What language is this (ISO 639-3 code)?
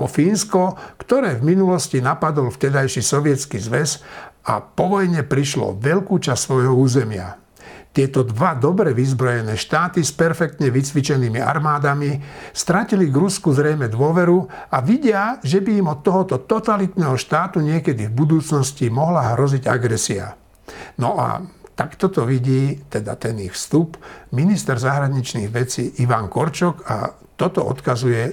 slk